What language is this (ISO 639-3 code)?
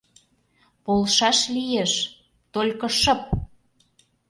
chm